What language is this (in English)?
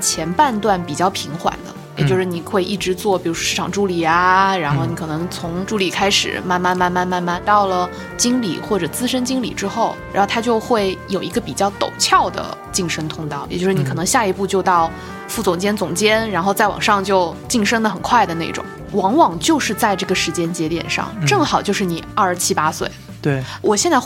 Chinese